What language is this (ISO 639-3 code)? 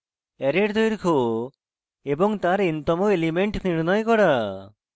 ben